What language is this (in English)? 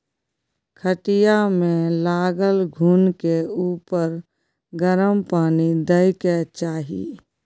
Maithili